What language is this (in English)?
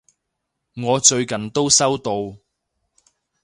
Cantonese